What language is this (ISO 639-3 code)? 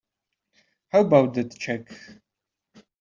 eng